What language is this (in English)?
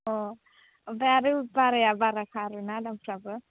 Bodo